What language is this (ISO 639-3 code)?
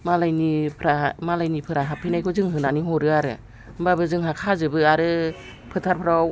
brx